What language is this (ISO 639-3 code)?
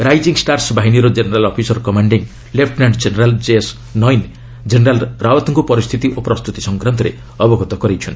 ori